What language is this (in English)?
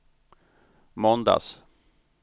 Swedish